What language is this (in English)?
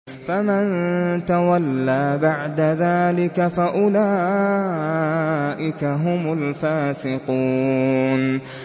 Arabic